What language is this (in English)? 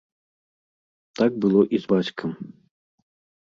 Belarusian